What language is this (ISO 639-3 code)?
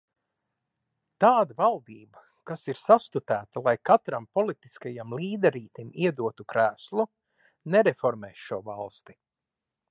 lav